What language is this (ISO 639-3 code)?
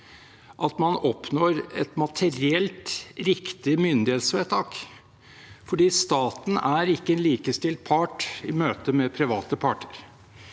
nor